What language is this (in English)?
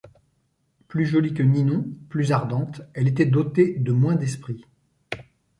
French